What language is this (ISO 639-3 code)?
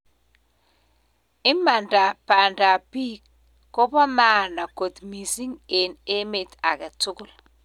kln